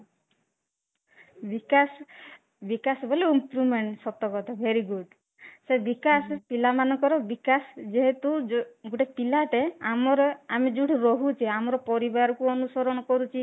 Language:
Odia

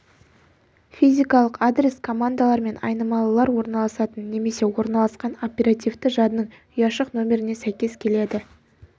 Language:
Kazakh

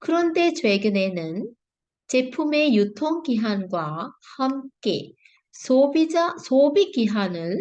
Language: Korean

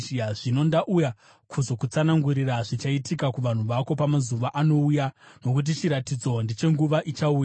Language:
Shona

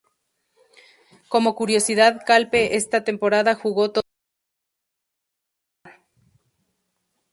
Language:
Spanish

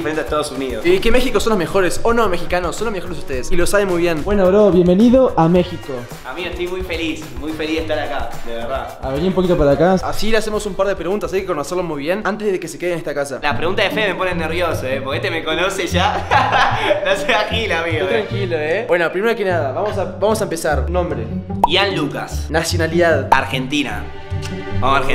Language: Spanish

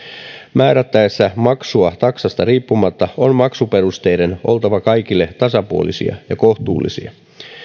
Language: Finnish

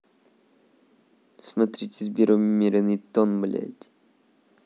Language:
Russian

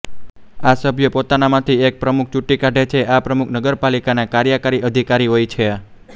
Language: Gujarati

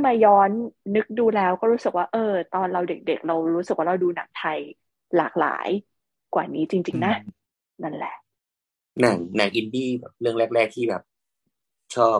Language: Thai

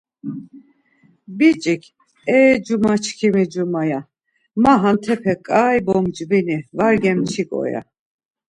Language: Laz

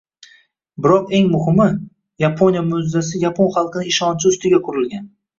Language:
Uzbek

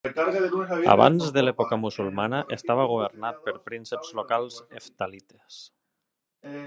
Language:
Catalan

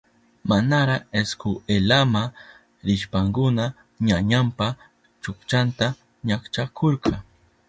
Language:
Southern Pastaza Quechua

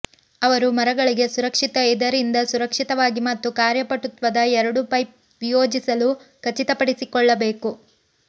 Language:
Kannada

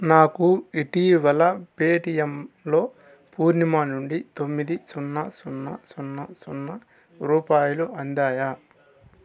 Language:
Telugu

